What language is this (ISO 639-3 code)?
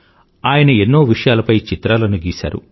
tel